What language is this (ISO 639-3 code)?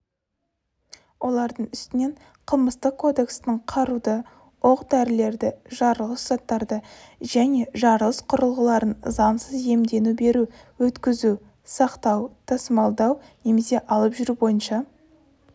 kaz